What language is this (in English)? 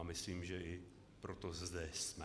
Czech